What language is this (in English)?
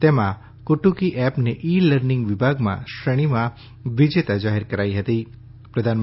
Gujarati